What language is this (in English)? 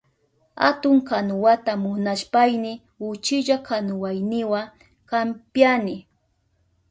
Southern Pastaza Quechua